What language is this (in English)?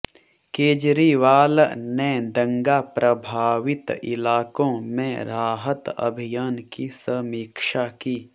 Hindi